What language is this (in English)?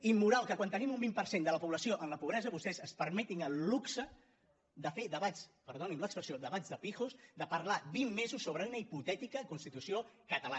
Catalan